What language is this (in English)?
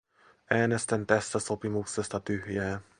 Finnish